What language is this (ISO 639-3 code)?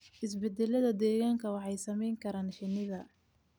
som